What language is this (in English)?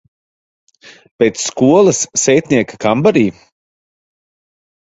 Latvian